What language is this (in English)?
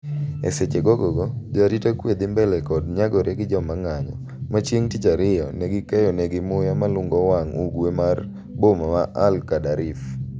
Luo (Kenya and Tanzania)